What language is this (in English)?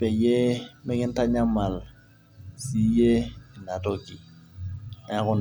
Masai